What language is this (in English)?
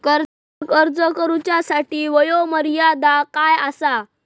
Marathi